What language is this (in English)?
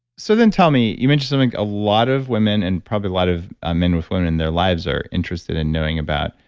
English